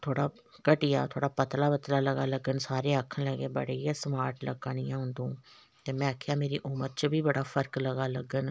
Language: Dogri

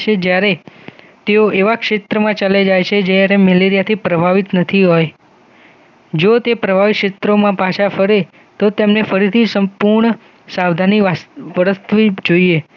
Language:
Gujarati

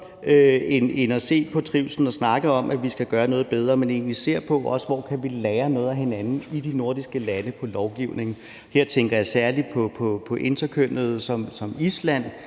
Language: Danish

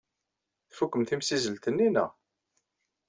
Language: Kabyle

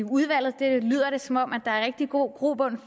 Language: Danish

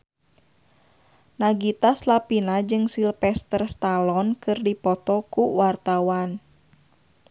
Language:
Sundanese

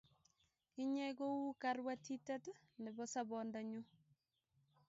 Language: Kalenjin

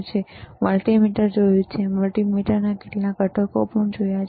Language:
Gujarati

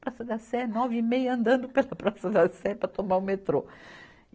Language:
Portuguese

